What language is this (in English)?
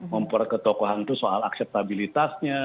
Indonesian